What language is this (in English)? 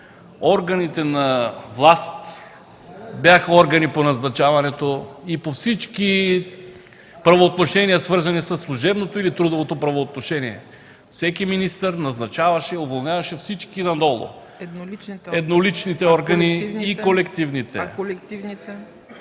Bulgarian